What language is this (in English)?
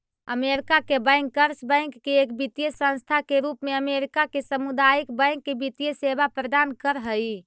Magahi